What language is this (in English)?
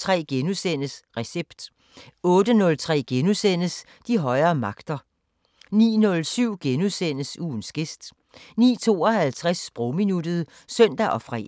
Danish